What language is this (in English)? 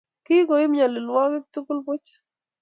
Kalenjin